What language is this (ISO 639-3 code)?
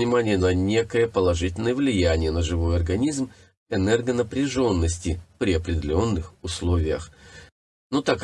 rus